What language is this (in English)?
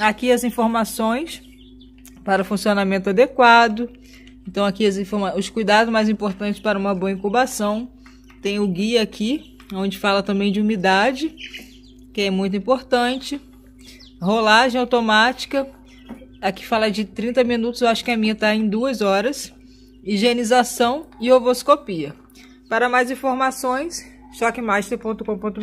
Portuguese